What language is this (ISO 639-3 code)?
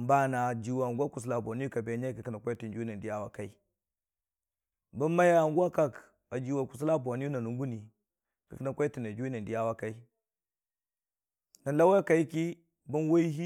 cfa